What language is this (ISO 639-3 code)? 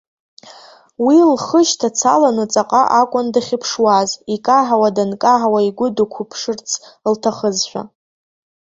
abk